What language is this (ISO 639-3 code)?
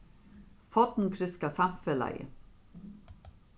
fao